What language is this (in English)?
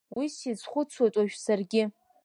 Abkhazian